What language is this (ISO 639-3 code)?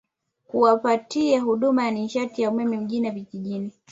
swa